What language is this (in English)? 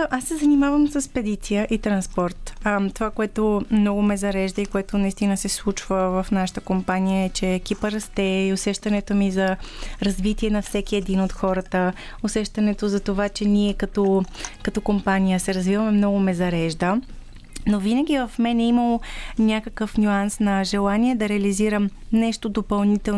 Bulgarian